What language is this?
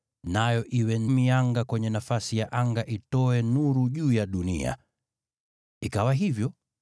Swahili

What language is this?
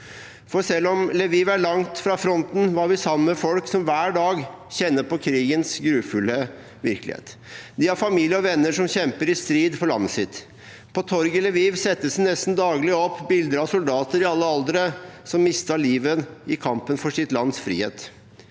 Norwegian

